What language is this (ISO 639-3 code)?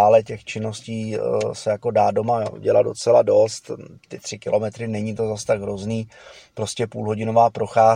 ces